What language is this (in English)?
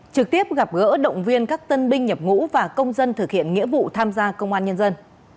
Vietnamese